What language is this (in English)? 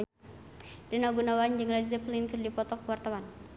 Sundanese